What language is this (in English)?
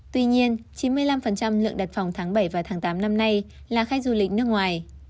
Vietnamese